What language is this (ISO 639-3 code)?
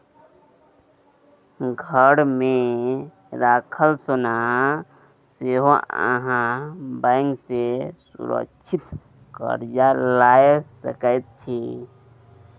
mai